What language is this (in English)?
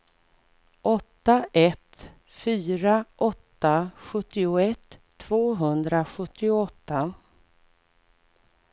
Swedish